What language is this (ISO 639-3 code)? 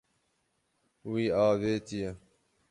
kur